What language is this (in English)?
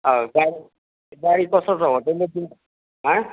Nepali